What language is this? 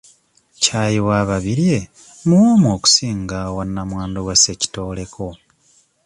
Ganda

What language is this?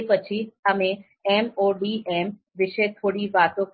Gujarati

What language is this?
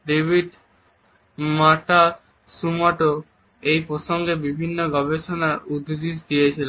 Bangla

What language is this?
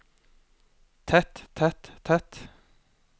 Norwegian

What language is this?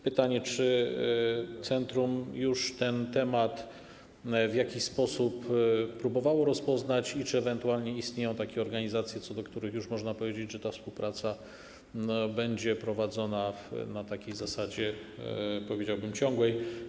Polish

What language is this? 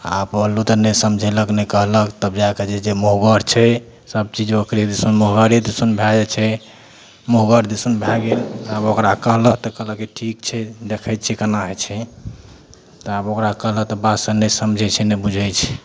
Maithili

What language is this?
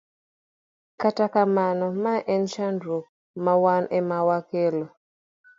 Luo (Kenya and Tanzania)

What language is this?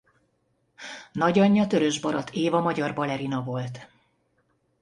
Hungarian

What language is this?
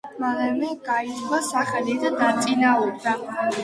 Georgian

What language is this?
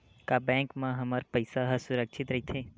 Chhattisgarhi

